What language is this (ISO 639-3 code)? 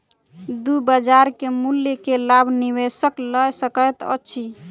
mai